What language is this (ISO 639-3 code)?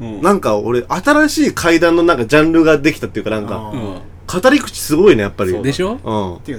jpn